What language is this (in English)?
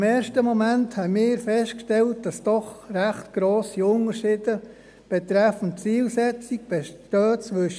Swiss German